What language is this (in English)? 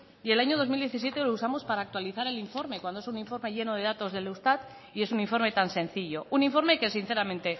Spanish